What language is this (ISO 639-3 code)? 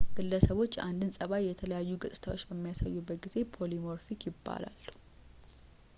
amh